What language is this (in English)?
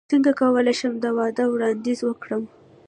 Pashto